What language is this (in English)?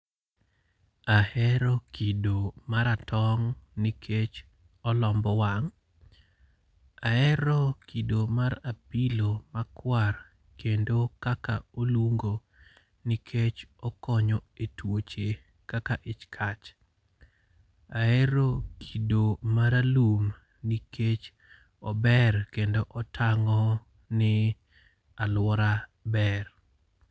Luo (Kenya and Tanzania)